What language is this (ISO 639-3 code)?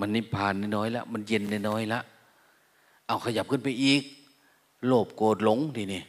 tha